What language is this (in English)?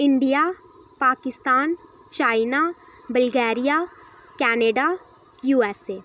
Dogri